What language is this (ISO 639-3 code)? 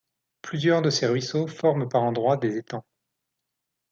fra